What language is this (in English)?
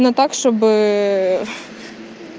Russian